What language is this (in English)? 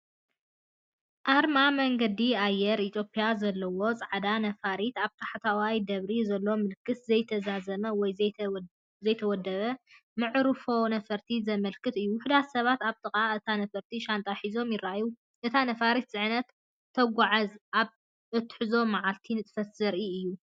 Tigrinya